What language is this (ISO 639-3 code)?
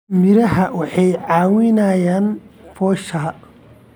som